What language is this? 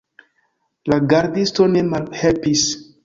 Esperanto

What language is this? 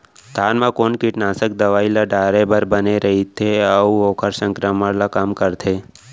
Chhattisgarhi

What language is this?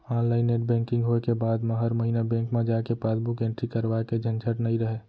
Chhattisgarhi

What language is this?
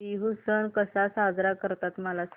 Marathi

